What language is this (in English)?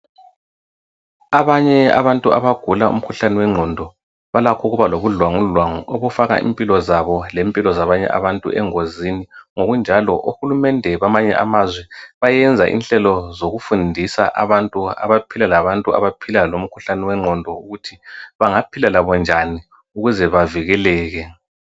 North Ndebele